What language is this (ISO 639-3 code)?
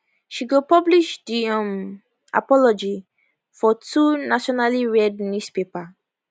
pcm